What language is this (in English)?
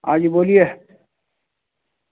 Urdu